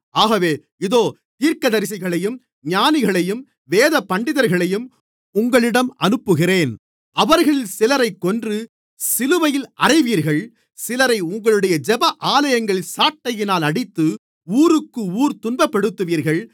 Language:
Tamil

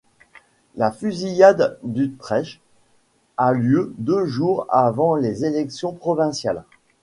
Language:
French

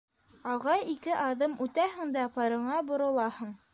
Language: Bashkir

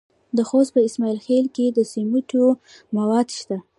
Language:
Pashto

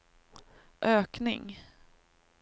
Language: Swedish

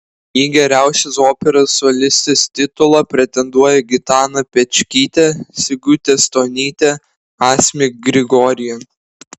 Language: Lithuanian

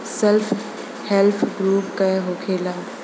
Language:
Bhojpuri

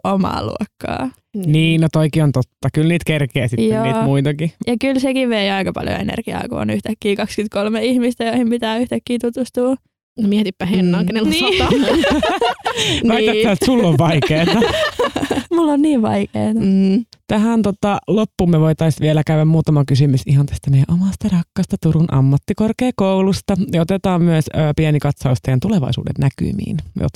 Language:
Finnish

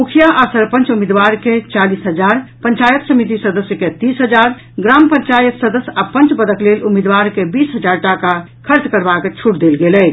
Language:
Maithili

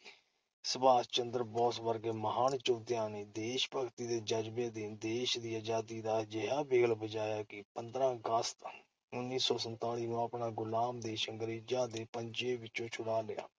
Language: Punjabi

